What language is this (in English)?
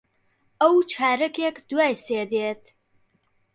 Central Kurdish